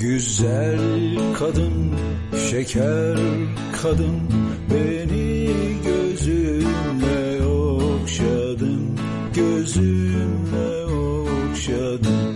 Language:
Turkish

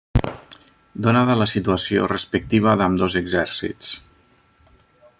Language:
Catalan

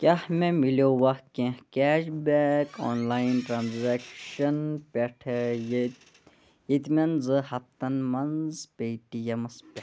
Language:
Kashmiri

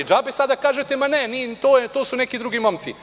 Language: Serbian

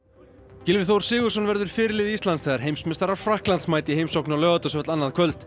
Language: Icelandic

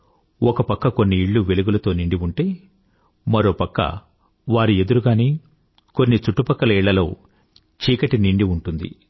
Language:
Telugu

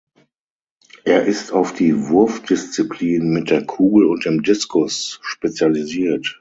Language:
German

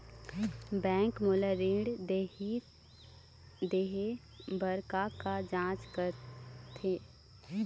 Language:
Chhattisgarhi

